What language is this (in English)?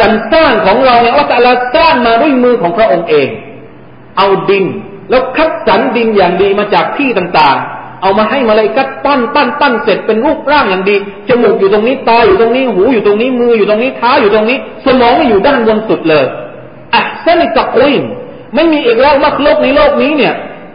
Thai